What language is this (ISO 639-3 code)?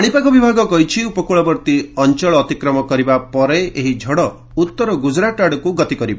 ori